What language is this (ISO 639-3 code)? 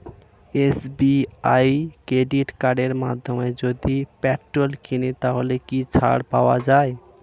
ben